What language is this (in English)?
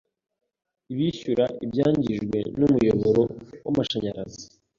Kinyarwanda